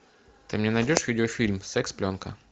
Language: Russian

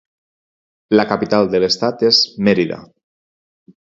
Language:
Catalan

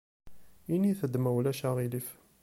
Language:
Kabyle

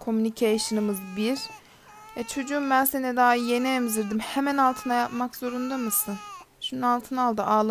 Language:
Turkish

